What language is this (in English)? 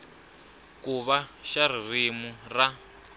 Tsonga